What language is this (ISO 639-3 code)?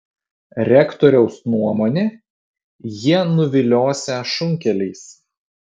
lit